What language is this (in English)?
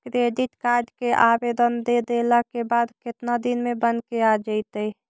Magahi